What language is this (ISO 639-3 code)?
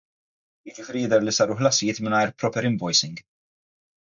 mlt